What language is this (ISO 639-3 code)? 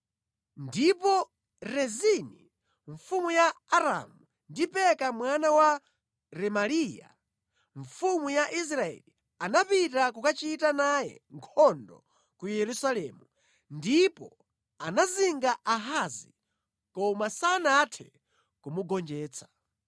nya